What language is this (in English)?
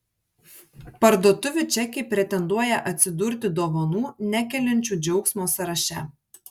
Lithuanian